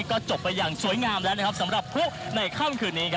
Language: Thai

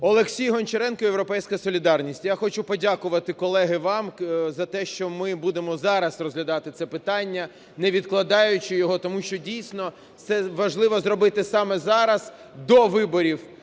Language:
Ukrainian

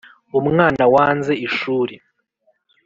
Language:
Kinyarwanda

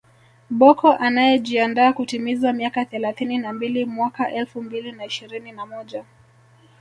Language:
Swahili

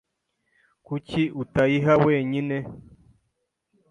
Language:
Kinyarwanda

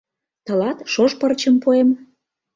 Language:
Mari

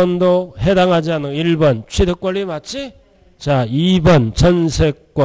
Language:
Korean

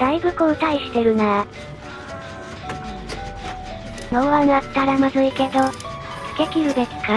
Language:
Japanese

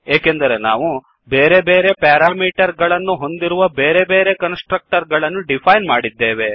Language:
Kannada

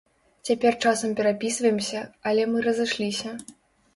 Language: Belarusian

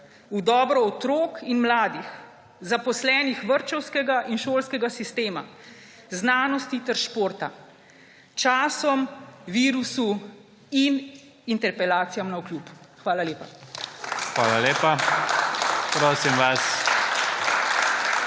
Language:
Slovenian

